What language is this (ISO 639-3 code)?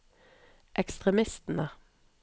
nor